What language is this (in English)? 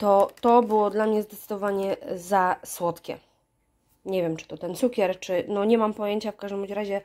Polish